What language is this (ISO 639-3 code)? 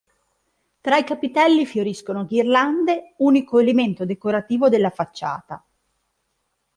ita